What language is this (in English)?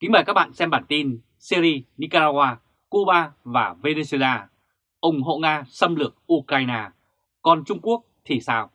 Vietnamese